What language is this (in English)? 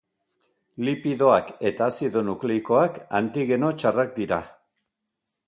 Basque